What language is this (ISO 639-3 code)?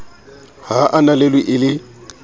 sot